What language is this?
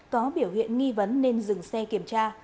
Vietnamese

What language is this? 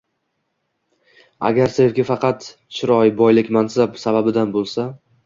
Uzbek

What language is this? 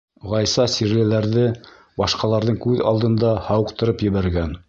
Bashkir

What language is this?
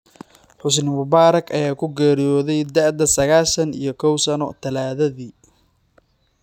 Somali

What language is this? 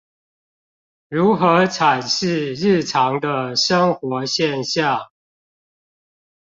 Chinese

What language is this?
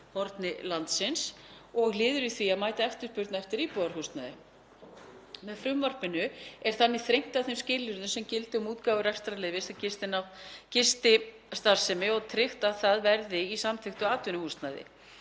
Icelandic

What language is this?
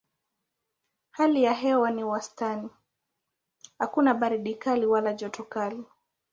Swahili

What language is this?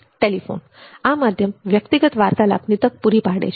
Gujarati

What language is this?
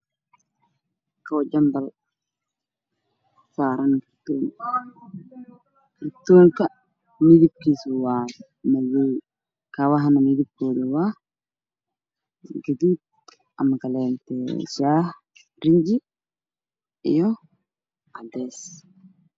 Somali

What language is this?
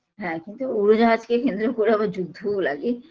Bangla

